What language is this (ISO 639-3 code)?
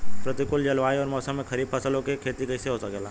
bho